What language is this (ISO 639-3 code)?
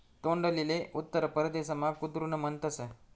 mar